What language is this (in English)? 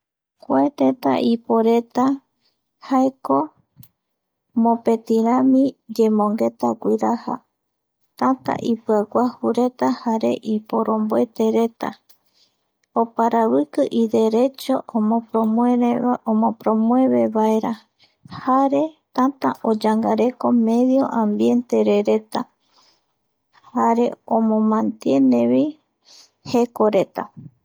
Eastern Bolivian Guaraní